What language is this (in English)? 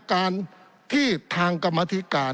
Thai